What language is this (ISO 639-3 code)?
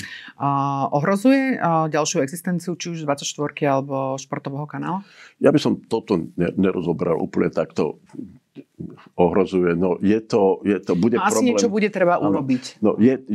ces